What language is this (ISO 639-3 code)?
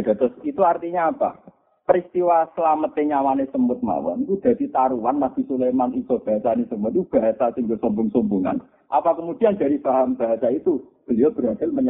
msa